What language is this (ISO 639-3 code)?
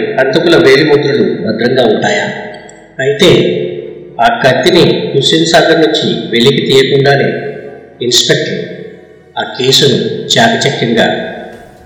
tel